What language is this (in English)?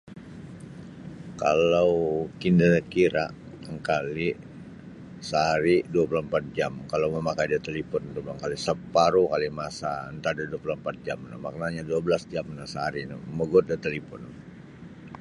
Sabah Bisaya